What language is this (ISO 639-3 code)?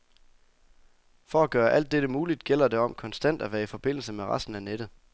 dan